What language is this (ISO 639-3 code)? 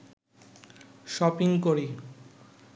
ben